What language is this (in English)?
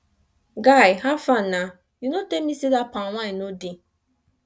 Nigerian Pidgin